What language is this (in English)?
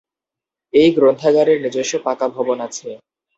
Bangla